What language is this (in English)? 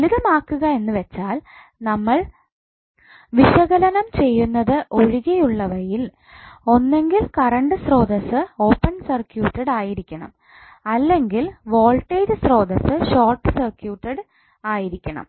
Malayalam